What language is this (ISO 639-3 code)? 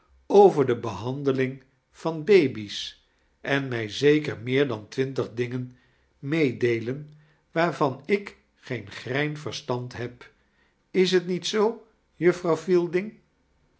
nld